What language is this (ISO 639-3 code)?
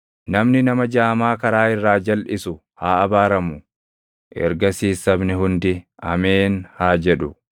orm